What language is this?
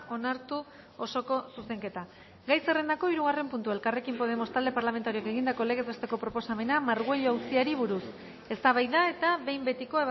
Basque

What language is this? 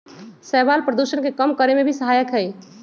Magahi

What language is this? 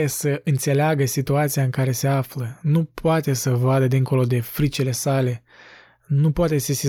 Romanian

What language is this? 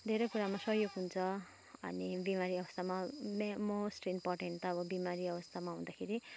Nepali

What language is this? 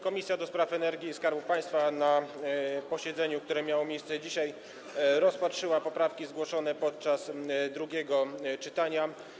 Polish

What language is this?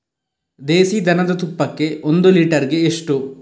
Kannada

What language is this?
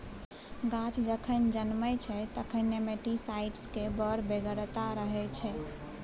Maithili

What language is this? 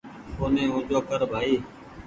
Goaria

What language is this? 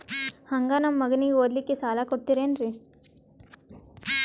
Kannada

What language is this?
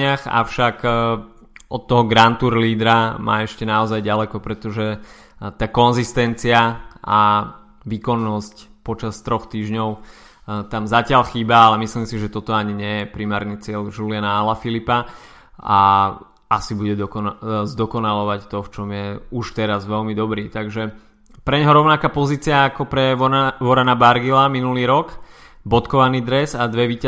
Slovak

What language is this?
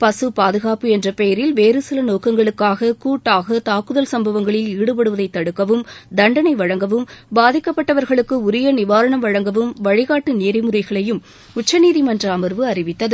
Tamil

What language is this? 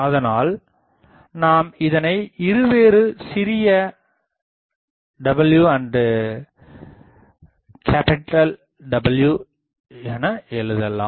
Tamil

